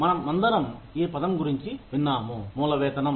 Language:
Telugu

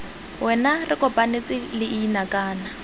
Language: Tswana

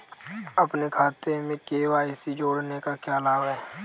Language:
Hindi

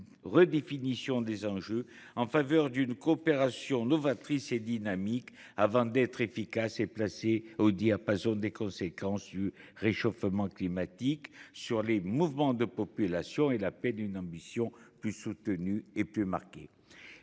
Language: French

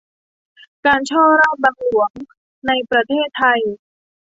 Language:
Thai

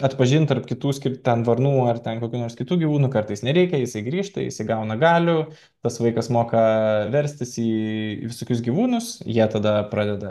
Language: Lithuanian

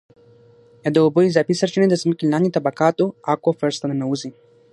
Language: Pashto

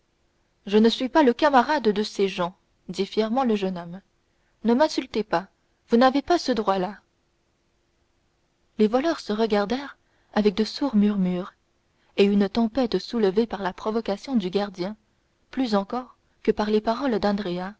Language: French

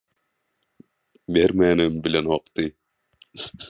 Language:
Turkmen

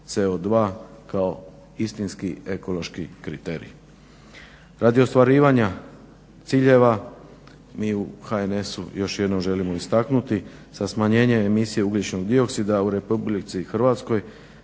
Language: Croatian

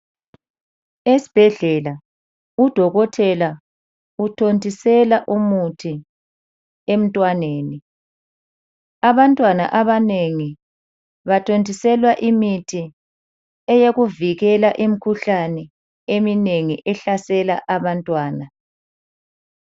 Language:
North Ndebele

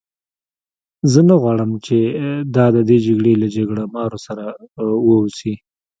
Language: Pashto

